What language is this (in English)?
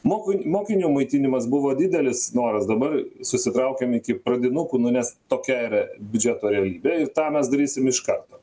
Lithuanian